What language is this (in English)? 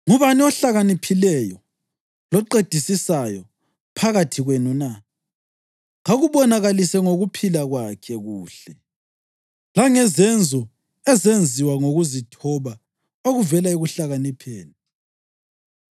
North Ndebele